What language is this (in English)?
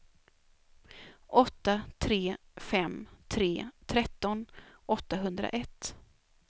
Swedish